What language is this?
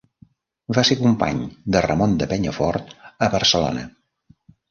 Catalan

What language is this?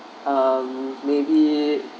English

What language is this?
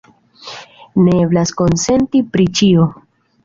Esperanto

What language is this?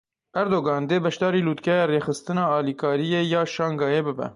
Kurdish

